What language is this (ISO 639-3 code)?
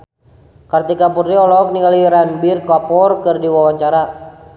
sun